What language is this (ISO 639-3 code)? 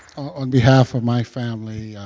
eng